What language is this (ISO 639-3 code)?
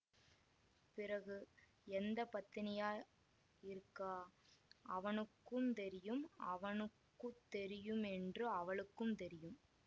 tam